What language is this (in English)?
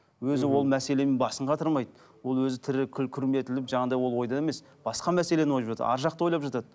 Kazakh